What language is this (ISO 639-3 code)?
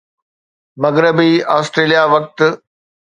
snd